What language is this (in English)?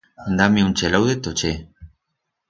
Aragonese